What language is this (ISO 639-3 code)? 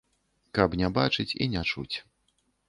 bel